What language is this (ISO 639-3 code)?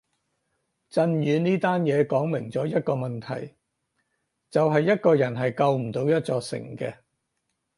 yue